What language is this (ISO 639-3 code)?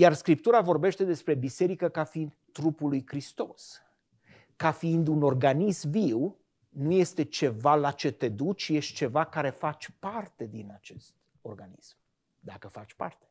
ron